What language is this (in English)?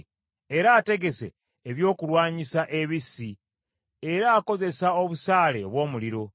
Ganda